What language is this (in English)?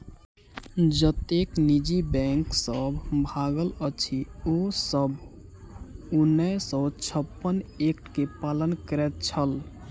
Maithili